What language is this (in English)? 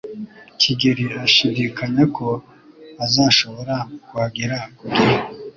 Kinyarwanda